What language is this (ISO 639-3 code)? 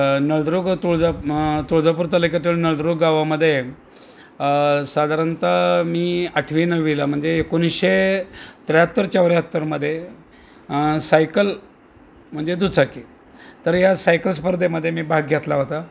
mar